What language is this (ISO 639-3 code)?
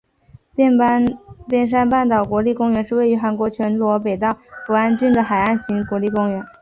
zho